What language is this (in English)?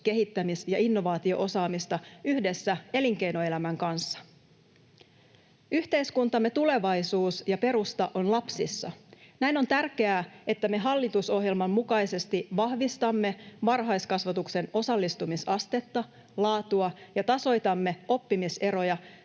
Finnish